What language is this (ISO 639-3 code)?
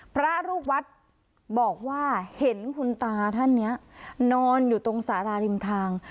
tha